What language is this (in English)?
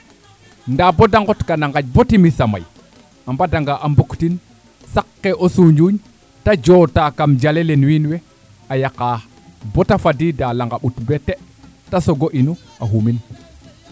Serer